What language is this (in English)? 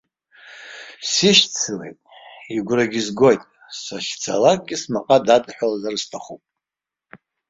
Abkhazian